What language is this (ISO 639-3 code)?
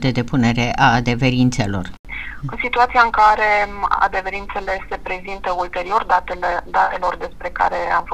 ron